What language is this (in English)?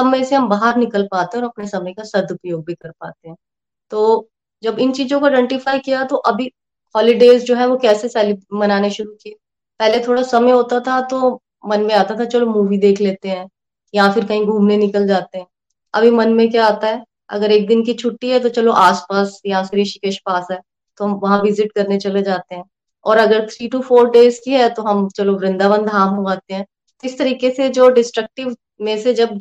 Hindi